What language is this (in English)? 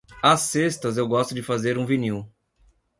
Portuguese